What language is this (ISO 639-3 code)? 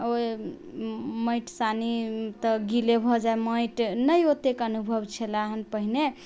mai